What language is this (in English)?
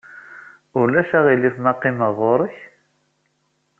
Kabyle